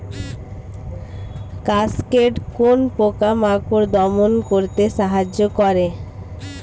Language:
Bangla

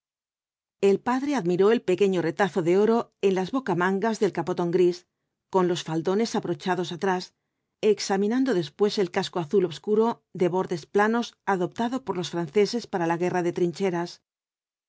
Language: Spanish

